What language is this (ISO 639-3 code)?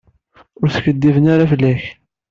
kab